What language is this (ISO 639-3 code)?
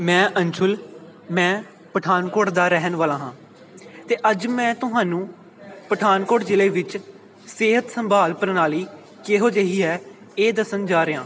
pan